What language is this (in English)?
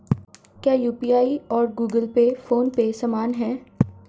Hindi